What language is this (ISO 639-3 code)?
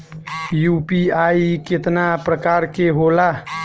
bho